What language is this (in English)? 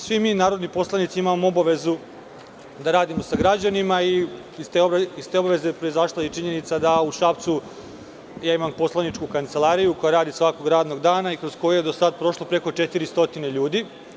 Serbian